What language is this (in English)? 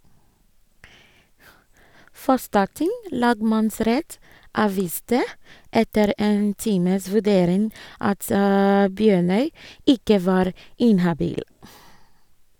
Norwegian